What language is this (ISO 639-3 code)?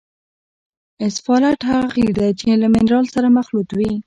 pus